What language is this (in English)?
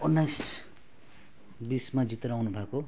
Nepali